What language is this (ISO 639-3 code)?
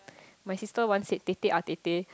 eng